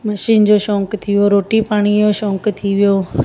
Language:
Sindhi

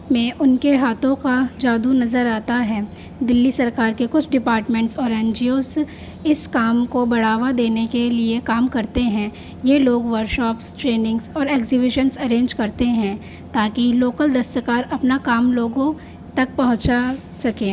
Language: Urdu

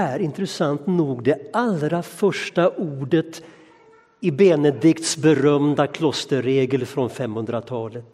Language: Swedish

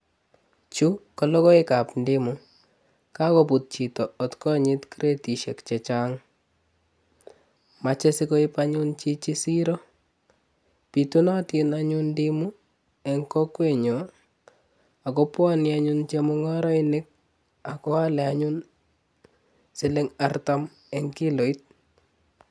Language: Kalenjin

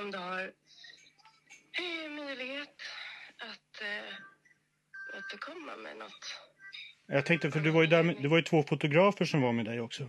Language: Swedish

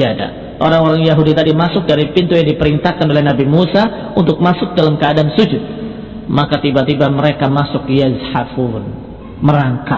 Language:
Indonesian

